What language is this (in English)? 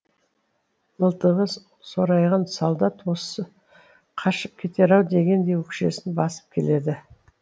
Kazakh